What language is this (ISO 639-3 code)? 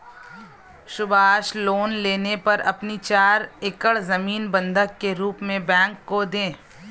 hin